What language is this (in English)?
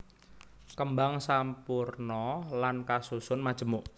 Javanese